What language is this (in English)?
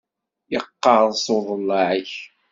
Kabyle